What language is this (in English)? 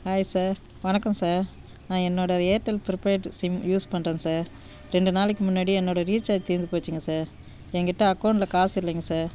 Tamil